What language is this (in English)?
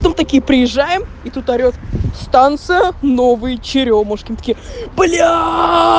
Russian